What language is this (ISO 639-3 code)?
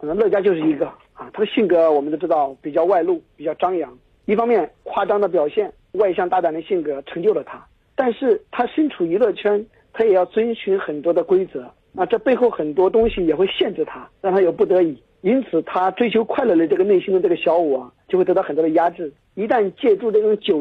zho